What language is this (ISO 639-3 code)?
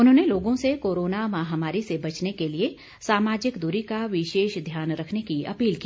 hin